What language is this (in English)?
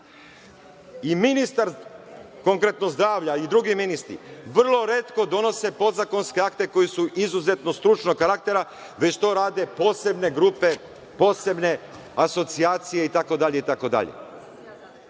Serbian